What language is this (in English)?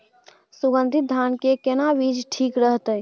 Maithili